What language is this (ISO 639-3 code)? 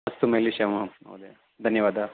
san